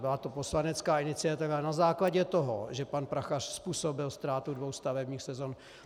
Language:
Czech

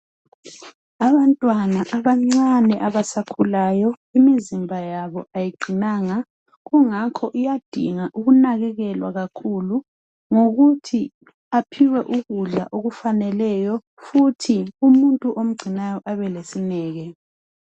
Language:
North Ndebele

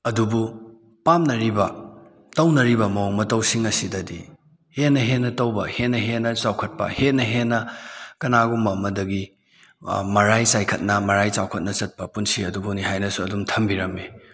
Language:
Manipuri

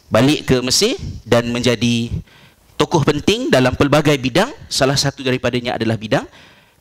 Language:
Malay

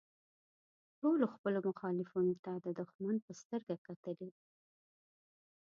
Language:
Pashto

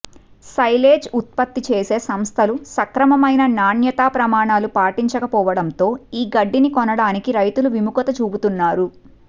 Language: Telugu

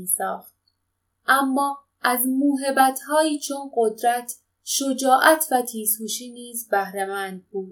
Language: Persian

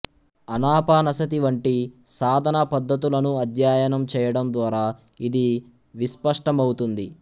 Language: Telugu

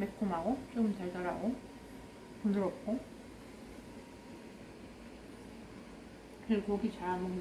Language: Korean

